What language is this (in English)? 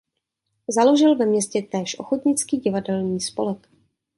Czech